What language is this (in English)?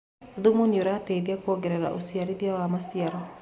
Kikuyu